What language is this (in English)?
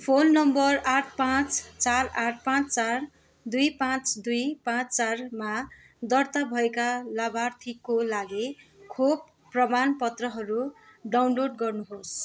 Nepali